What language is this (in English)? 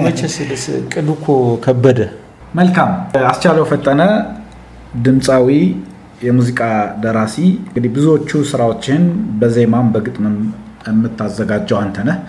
Amharic